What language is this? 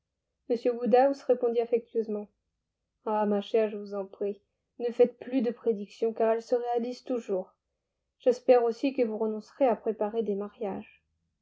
French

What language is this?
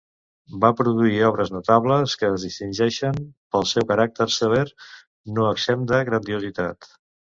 Catalan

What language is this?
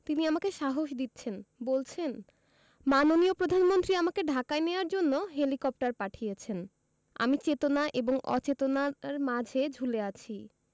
Bangla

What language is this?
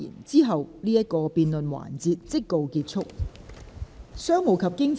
Cantonese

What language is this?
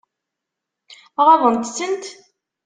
Kabyle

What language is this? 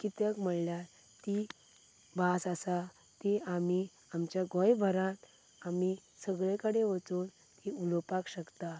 Konkani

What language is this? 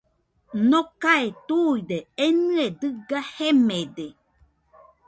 Nüpode Huitoto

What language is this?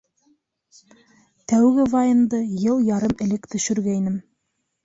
Bashkir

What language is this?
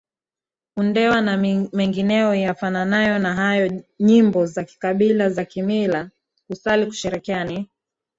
Swahili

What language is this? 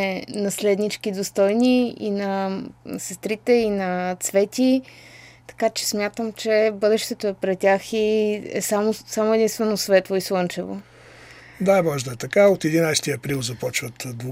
Bulgarian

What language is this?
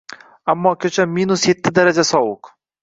Uzbek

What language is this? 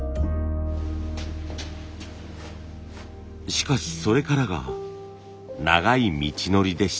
Japanese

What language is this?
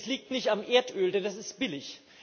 German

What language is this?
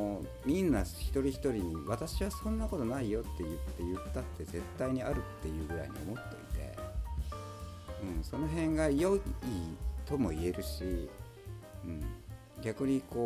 Japanese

